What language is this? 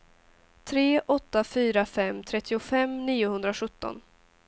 Swedish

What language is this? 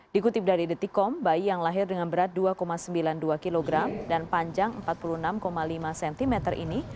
Indonesian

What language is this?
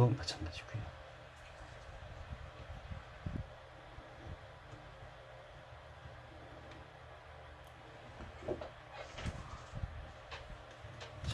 Korean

